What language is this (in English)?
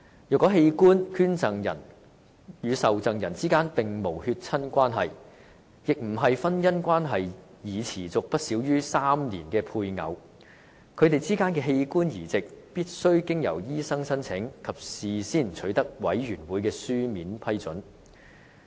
Cantonese